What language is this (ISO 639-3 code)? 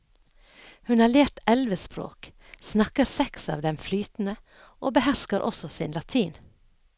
nor